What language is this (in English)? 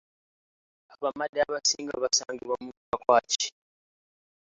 Ganda